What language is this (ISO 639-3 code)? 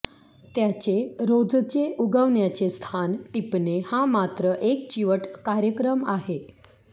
mar